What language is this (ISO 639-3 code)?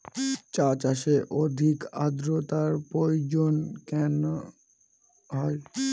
ben